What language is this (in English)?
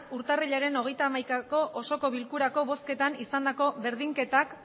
Basque